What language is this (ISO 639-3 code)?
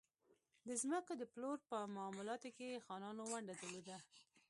pus